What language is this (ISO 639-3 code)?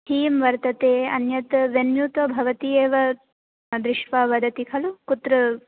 san